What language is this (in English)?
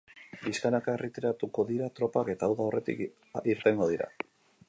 Basque